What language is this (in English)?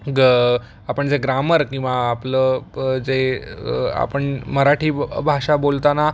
Marathi